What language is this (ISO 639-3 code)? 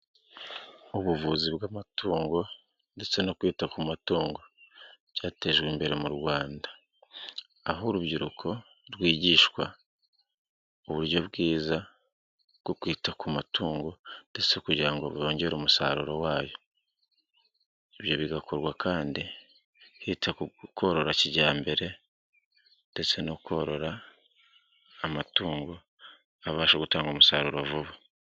kin